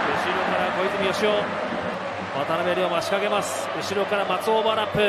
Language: Japanese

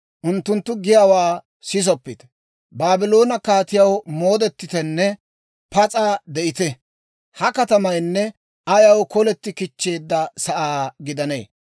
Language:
Dawro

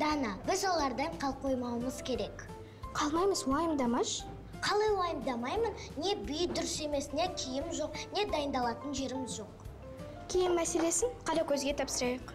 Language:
Turkish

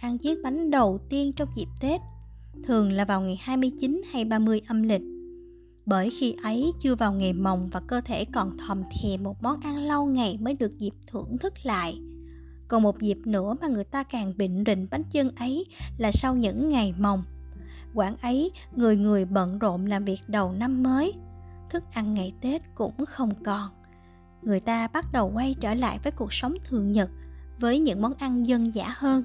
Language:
Vietnamese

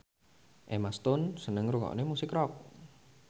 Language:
Javanese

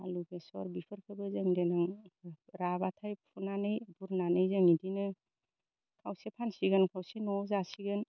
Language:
Bodo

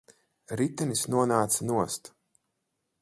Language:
Latvian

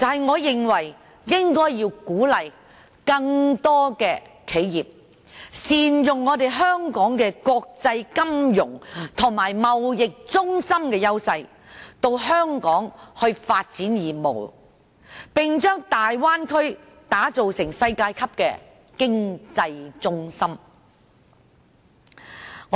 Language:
Cantonese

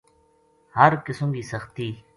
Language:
Gujari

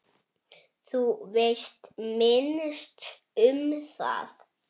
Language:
Icelandic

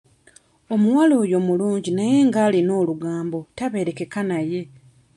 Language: Ganda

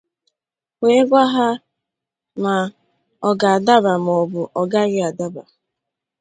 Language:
Igbo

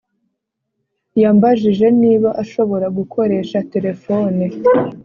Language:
Kinyarwanda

